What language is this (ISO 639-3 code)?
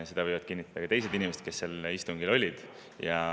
est